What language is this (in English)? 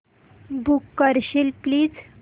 Marathi